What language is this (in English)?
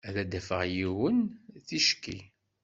Kabyle